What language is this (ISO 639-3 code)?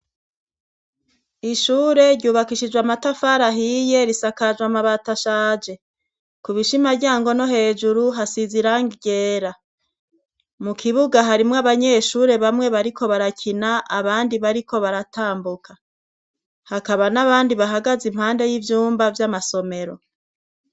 run